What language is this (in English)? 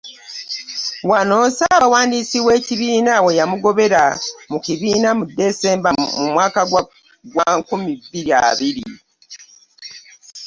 Ganda